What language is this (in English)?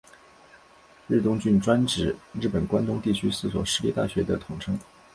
Chinese